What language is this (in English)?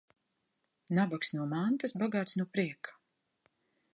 Latvian